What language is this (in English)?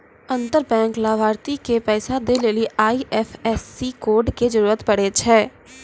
Maithili